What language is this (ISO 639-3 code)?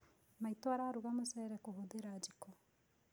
kik